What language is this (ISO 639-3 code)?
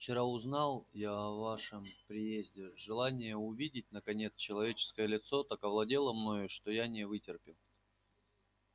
rus